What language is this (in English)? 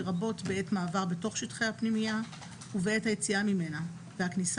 Hebrew